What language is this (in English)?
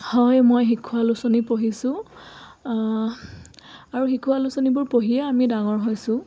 Assamese